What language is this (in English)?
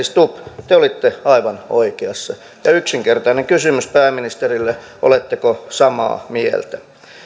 Finnish